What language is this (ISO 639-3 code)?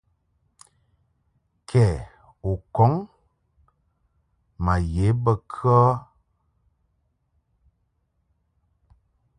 mhk